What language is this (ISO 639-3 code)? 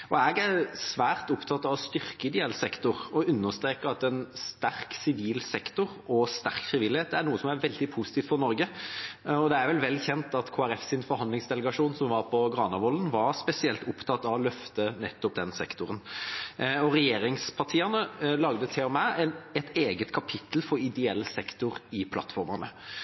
nob